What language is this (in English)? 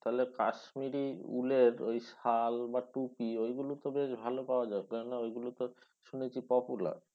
Bangla